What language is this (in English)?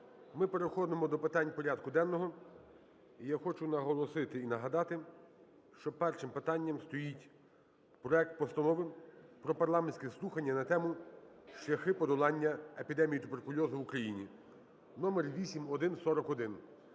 Ukrainian